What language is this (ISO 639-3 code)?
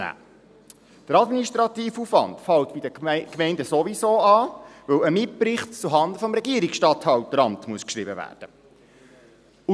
gsw